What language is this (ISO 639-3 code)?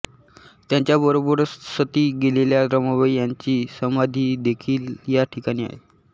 mar